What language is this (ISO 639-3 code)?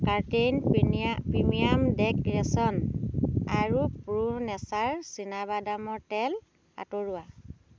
asm